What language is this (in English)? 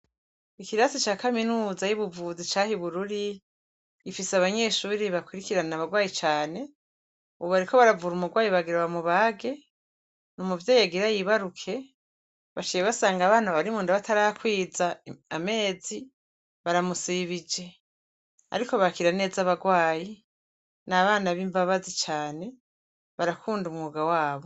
Rundi